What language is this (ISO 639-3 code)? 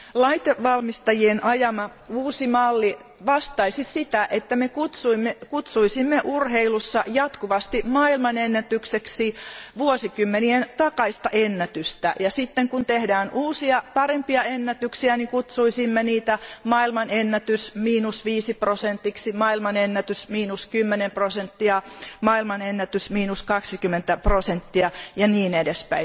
fin